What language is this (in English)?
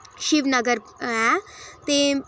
Dogri